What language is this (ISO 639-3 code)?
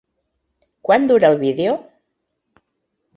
cat